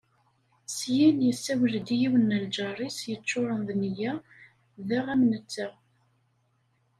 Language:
Kabyle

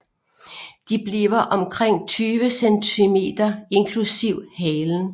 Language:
Danish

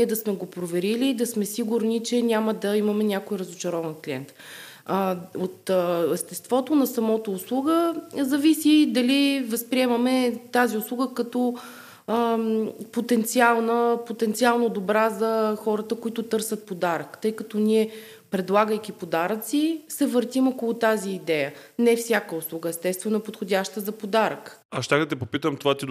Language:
Bulgarian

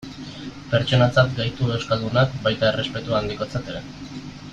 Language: Basque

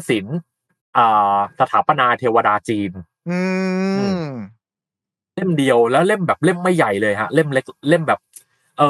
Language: Thai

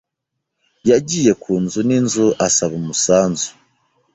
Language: Kinyarwanda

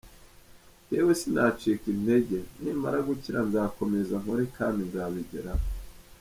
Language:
Kinyarwanda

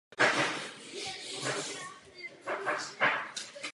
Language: Czech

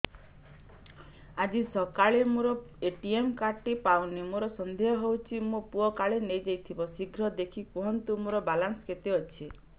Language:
Odia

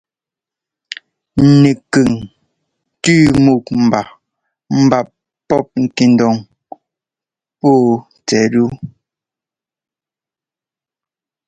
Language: Ngomba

